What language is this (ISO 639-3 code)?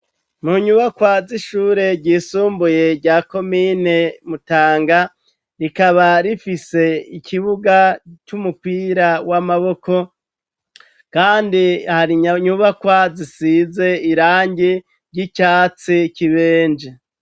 run